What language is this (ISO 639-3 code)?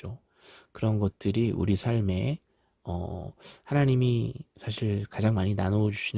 kor